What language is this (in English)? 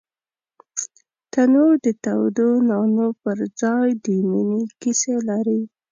Pashto